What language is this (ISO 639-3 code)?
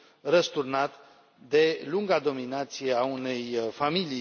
ron